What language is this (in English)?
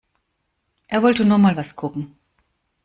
German